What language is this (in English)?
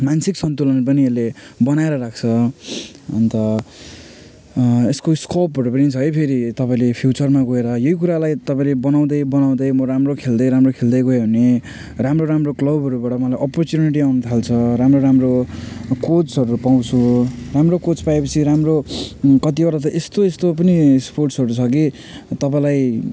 Nepali